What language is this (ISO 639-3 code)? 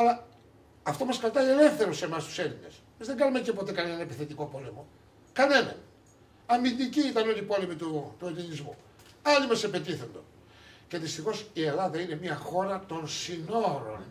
ell